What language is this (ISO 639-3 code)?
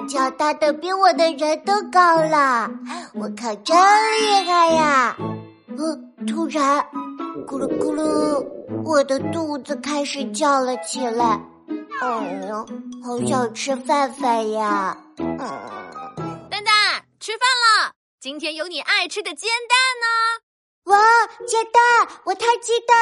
zho